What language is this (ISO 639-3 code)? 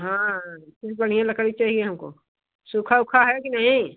hin